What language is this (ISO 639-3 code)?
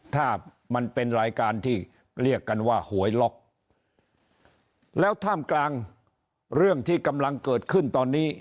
tha